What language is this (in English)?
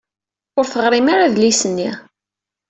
Kabyle